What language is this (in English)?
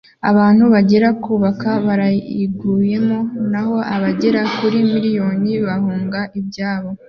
Kinyarwanda